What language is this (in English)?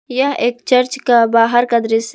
Hindi